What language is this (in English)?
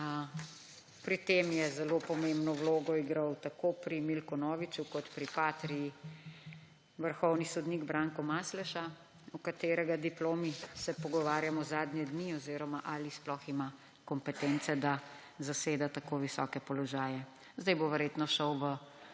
Slovenian